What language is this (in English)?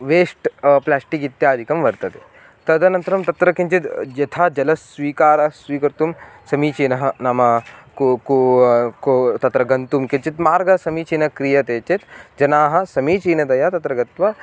Sanskrit